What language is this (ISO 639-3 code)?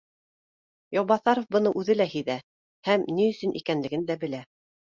bak